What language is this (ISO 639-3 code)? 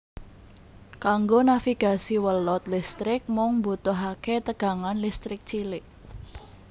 jav